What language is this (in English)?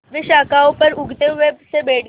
Hindi